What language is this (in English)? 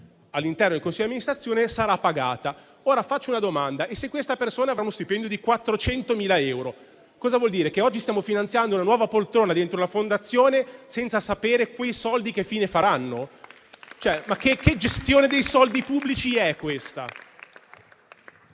Italian